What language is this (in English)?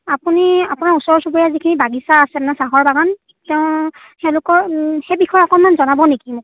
Assamese